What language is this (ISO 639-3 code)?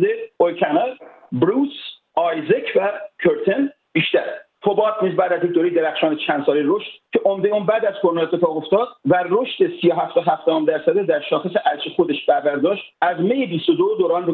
fas